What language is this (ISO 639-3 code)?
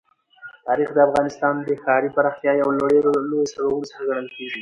pus